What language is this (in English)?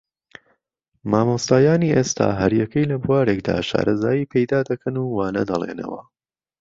Central Kurdish